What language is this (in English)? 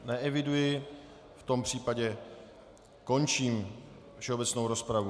Czech